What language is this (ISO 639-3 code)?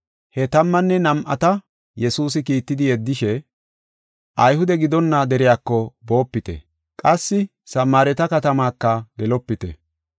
gof